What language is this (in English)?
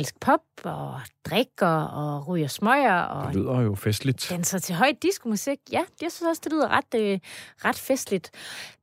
Danish